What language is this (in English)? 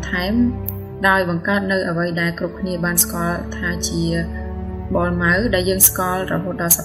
Thai